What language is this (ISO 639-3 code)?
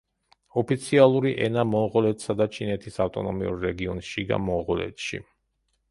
kat